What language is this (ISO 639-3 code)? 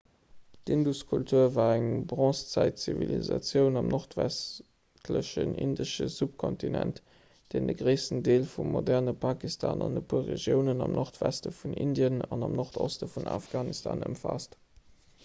ltz